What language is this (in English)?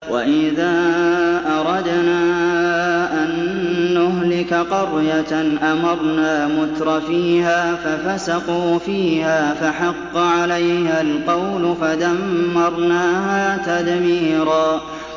Arabic